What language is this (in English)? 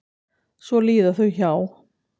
Icelandic